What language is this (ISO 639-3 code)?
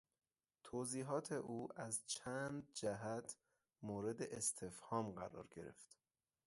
fas